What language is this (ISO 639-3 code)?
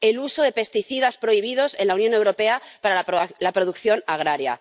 spa